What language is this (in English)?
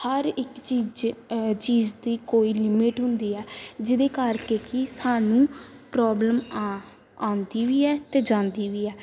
Punjabi